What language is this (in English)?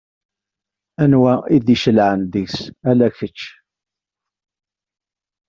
Kabyle